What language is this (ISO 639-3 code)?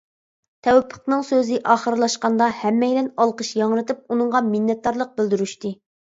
uig